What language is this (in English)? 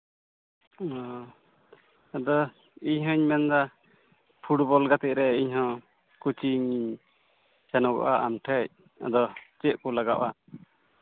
Santali